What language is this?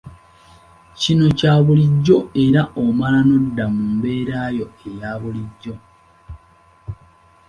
Ganda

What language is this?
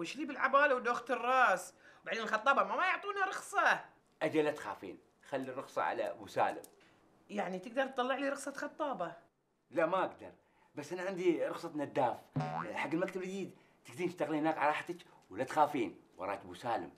Arabic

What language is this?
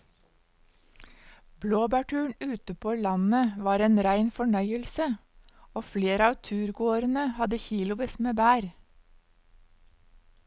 Norwegian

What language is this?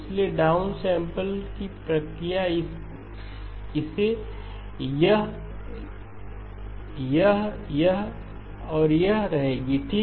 Hindi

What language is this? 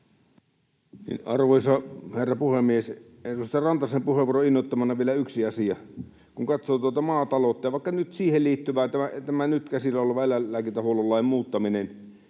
Finnish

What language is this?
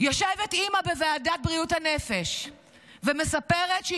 Hebrew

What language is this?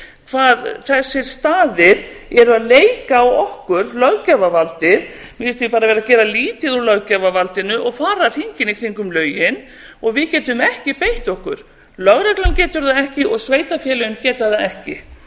Icelandic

